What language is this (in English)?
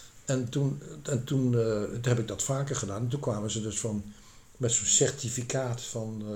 Dutch